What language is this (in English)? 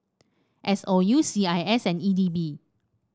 English